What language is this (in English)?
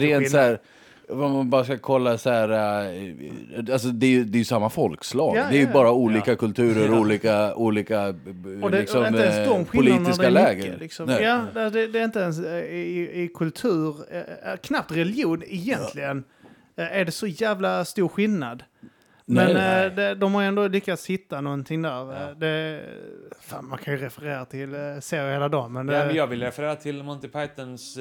Swedish